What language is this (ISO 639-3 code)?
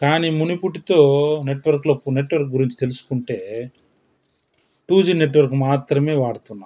tel